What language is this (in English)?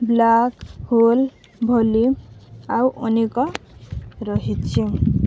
Odia